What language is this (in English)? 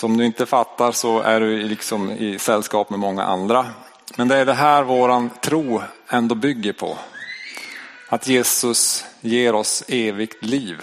Swedish